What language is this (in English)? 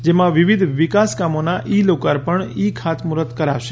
Gujarati